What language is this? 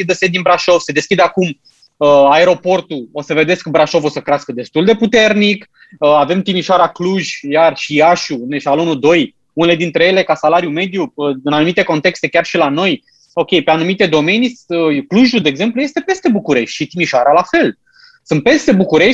Romanian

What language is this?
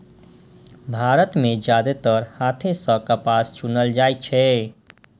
Maithili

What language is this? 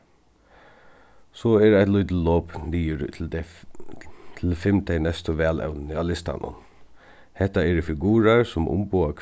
Faroese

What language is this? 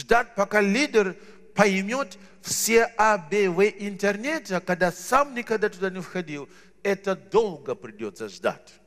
Russian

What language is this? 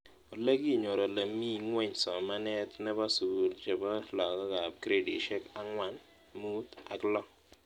Kalenjin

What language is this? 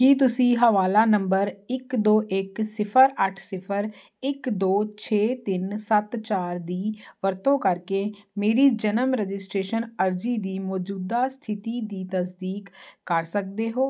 Punjabi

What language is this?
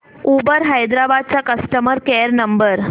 Marathi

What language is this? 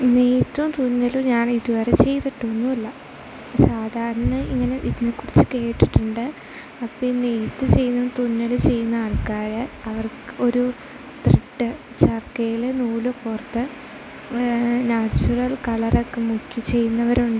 Malayalam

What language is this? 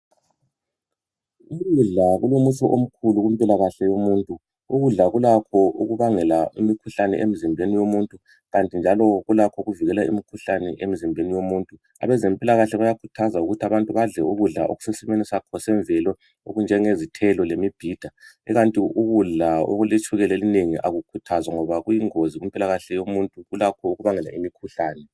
North Ndebele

